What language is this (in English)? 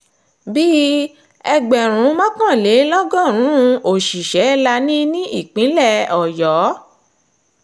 Yoruba